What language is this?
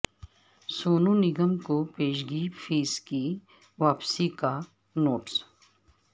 Urdu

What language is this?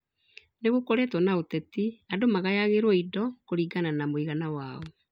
Kikuyu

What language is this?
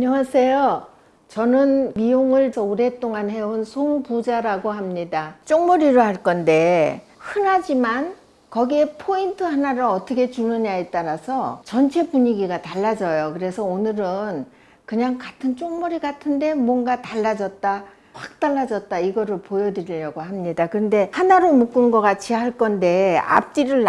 Korean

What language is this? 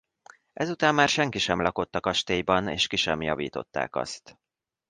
Hungarian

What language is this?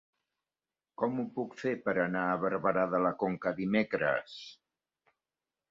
Catalan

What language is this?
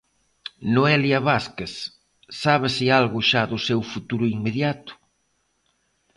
Galician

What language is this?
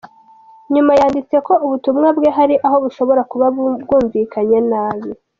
Kinyarwanda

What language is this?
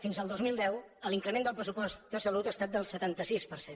Catalan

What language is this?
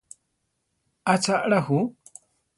Central Tarahumara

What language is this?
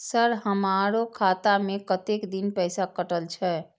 Maithili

